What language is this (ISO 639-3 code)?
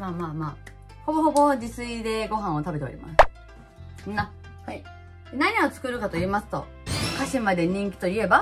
jpn